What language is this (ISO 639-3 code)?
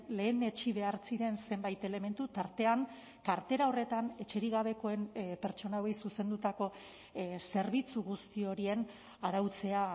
eus